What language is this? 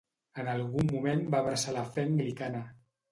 Catalan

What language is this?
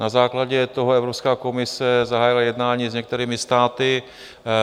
Czech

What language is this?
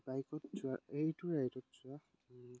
Assamese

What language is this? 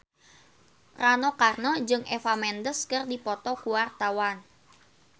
Sundanese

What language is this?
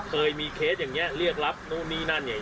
Thai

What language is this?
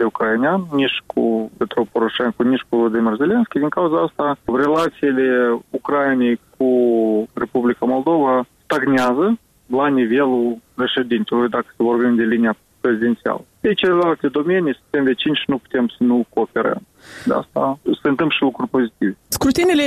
Romanian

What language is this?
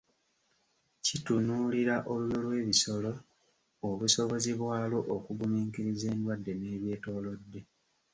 Ganda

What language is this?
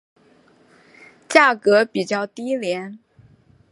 Chinese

